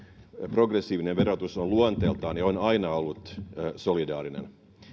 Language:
Finnish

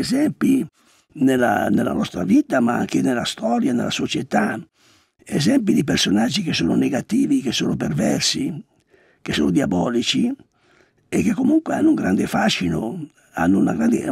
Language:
Italian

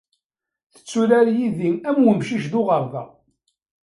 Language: Kabyle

